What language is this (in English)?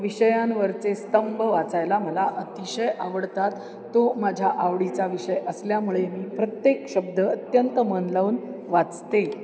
Marathi